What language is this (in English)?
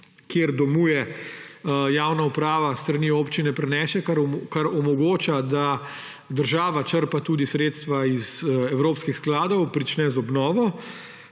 Slovenian